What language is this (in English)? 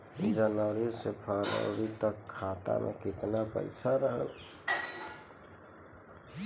Bhojpuri